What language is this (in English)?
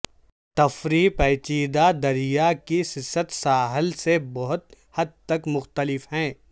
Urdu